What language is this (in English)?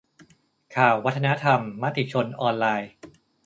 Thai